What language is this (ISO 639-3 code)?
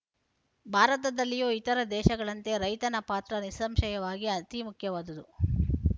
kan